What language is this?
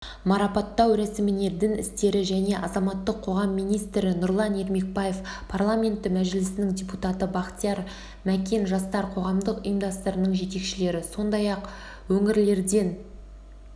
Kazakh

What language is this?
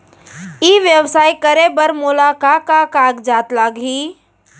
Chhattisgarhi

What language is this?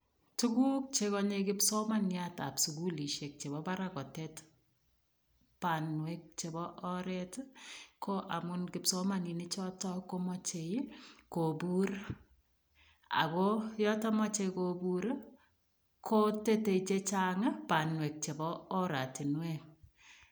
Kalenjin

